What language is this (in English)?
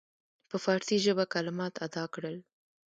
Pashto